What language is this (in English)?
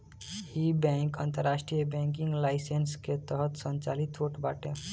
Bhojpuri